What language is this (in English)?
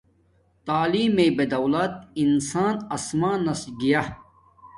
Domaaki